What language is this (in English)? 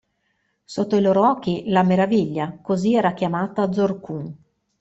Italian